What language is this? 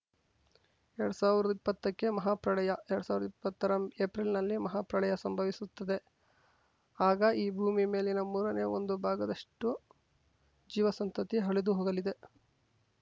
Kannada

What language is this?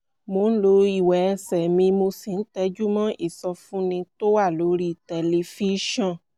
Yoruba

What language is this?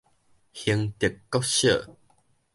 Min Nan Chinese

